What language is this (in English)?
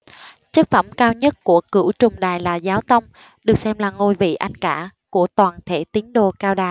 Vietnamese